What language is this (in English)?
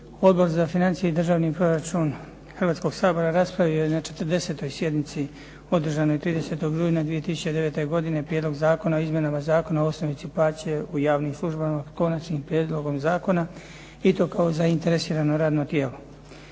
Croatian